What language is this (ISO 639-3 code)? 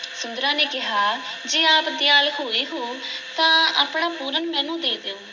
pan